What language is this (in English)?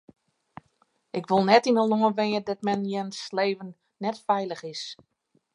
Western Frisian